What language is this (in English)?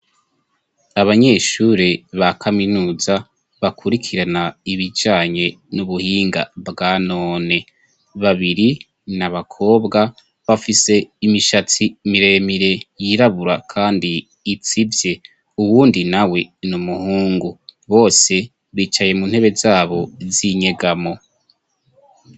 Rundi